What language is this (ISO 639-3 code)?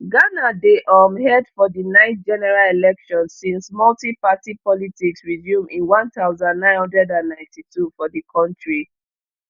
pcm